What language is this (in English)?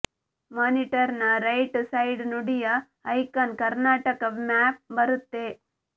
Kannada